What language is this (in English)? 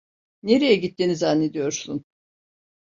Turkish